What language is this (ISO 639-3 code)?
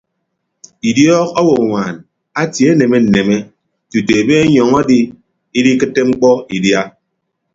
ibb